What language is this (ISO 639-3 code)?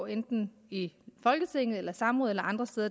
dan